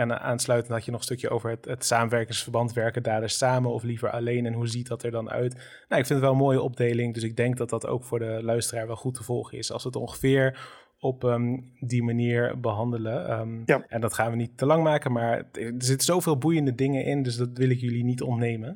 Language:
Dutch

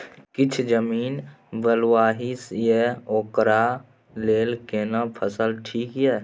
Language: Maithili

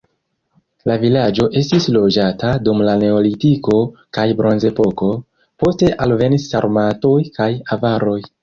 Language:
Esperanto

